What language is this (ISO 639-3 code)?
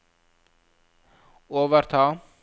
nor